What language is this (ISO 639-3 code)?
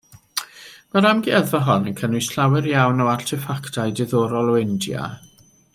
cym